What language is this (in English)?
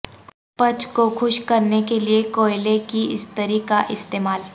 Urdu